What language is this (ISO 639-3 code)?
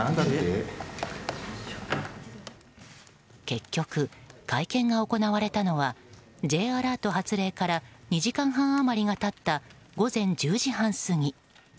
jpn